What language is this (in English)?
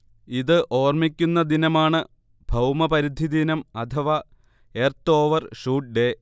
Malayalam